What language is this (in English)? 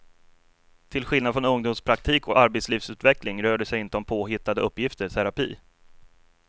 Swedish